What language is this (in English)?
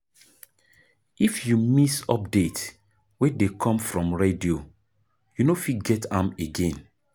Nigerian Pidgin